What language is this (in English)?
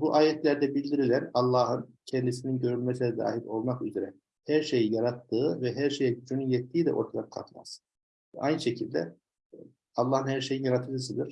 Turkish